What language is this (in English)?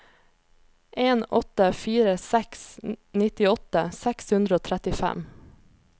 Norwegian